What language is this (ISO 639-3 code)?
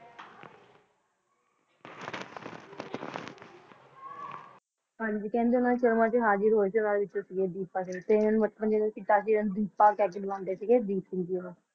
pan